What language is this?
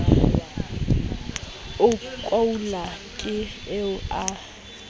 Southern Sotho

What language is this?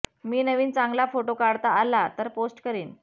Marathi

